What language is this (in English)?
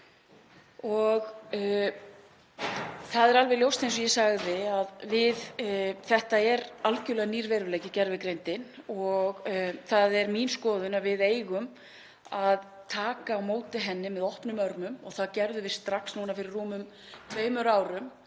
Icelandic